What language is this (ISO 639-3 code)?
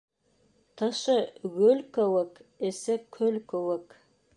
bak